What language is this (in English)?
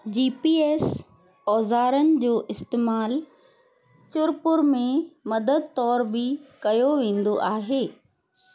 Sindhi